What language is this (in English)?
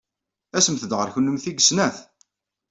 Kabyle